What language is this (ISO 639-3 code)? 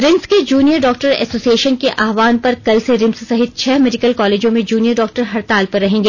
hin